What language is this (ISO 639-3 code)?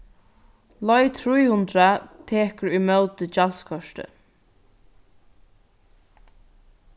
fao